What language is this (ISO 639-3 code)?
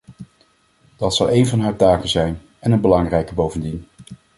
nld